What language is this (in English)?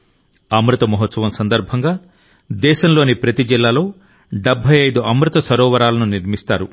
Telugu